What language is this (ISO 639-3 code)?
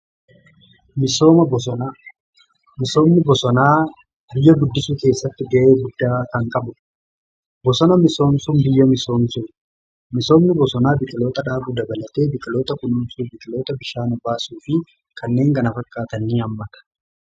orm